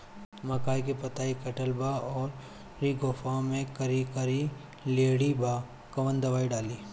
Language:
Bhojpuri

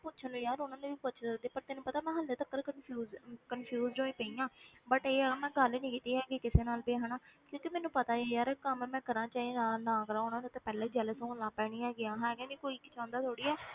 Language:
Punjabi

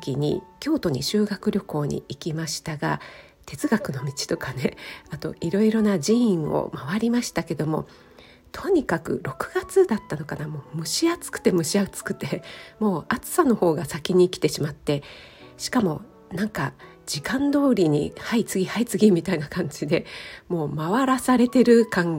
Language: Japanese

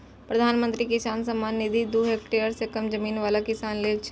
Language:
Maithili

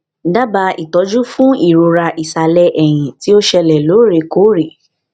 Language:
Yoruba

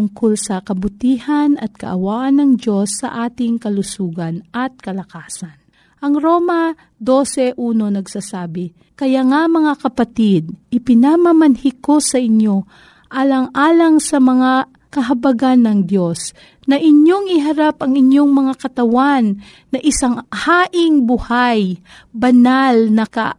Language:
Filipino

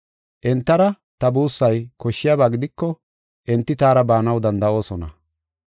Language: Gofa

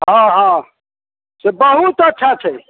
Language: Maithili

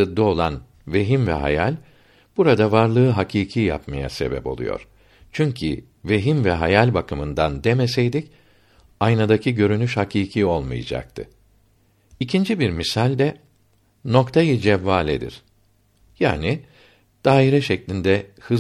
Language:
Turkish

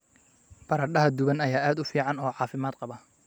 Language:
Somali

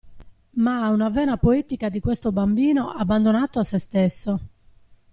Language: Italian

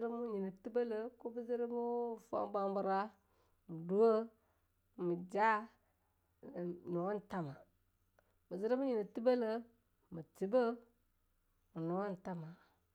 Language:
Longuda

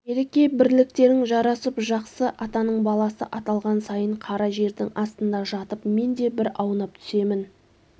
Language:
Kazakh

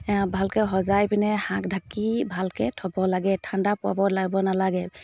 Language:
Assamese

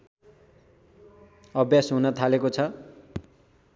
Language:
Nepali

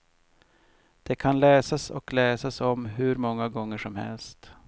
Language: Swedish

